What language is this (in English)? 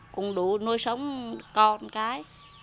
Vietnamese